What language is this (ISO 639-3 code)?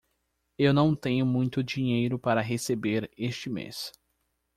por